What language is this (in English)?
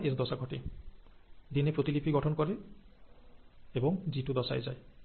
Bangla